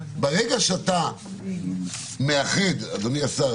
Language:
Hebrew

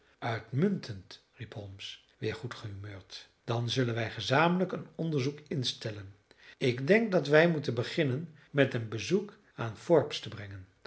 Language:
Dutch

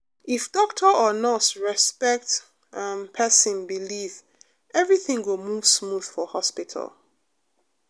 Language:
Nigerian Pidgin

